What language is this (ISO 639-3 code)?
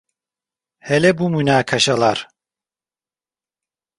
tur